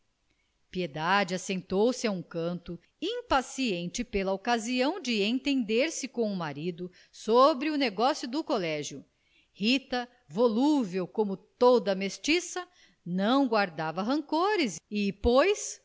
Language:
Portuguese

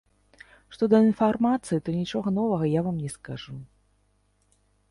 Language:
Belarusian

